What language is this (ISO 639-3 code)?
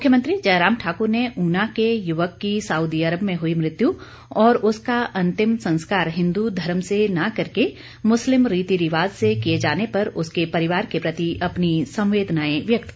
hin